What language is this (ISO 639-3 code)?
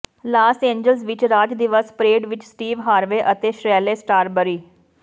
pan